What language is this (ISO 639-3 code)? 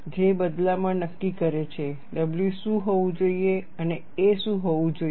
guj